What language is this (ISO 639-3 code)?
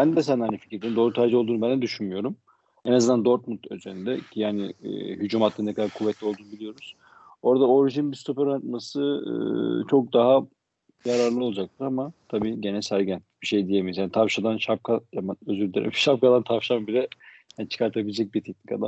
tur